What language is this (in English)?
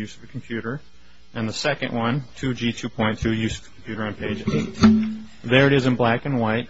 English